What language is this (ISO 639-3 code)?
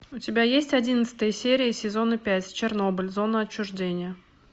rus